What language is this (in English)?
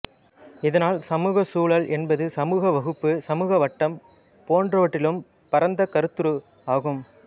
Tamil